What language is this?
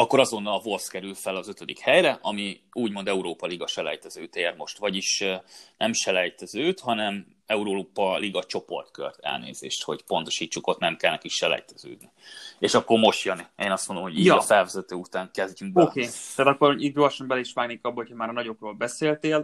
Hungarian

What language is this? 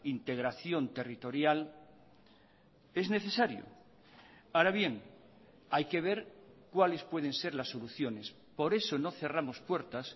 Spanish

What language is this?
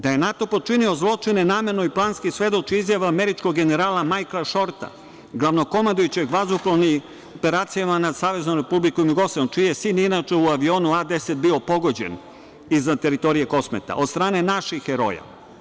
Serbian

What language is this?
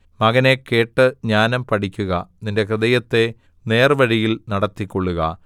Malayalam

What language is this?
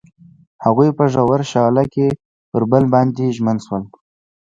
Pashto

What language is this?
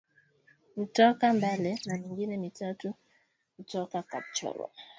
Swahili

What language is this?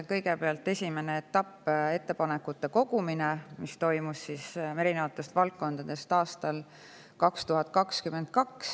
Estonian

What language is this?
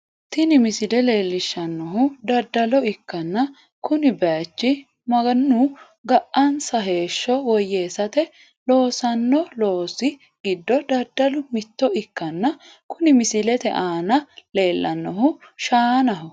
Sidamo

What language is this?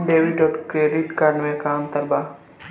Bhojpuri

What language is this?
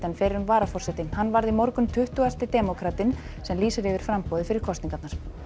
Icelandic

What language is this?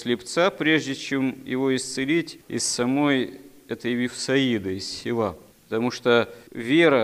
Russian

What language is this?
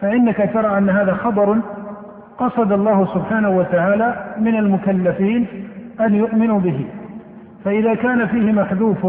Arabic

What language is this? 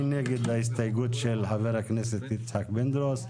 Hebrew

